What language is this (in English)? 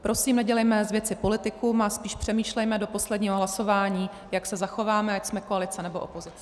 Czech